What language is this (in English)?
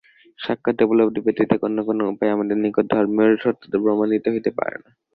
Bangla